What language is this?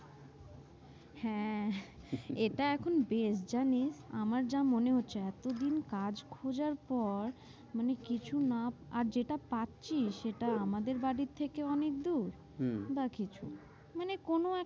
Bangla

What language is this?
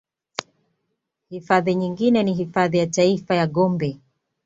Swahili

